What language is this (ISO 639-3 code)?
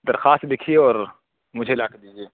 urd